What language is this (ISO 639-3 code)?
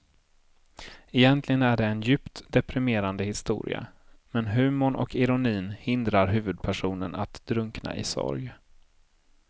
swe